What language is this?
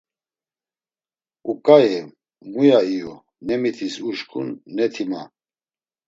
Laz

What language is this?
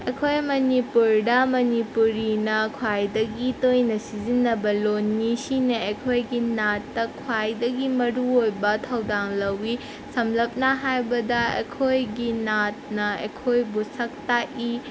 Manipuri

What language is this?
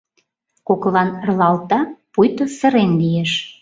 Mari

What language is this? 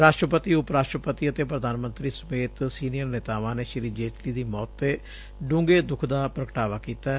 Punjabi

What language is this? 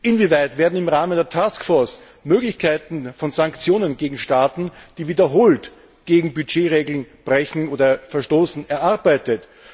German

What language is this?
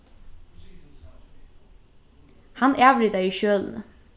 Faroese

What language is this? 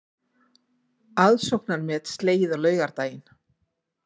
Icelandic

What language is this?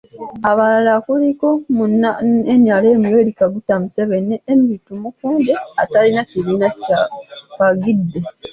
Ganda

